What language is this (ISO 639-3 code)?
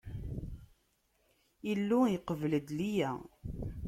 kab